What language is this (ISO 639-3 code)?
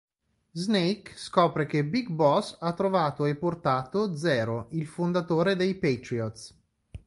ita